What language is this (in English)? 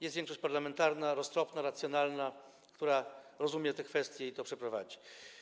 Polish